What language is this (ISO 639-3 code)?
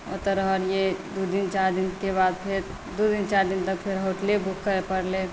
mai